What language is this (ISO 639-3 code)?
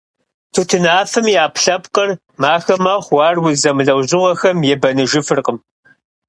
kbd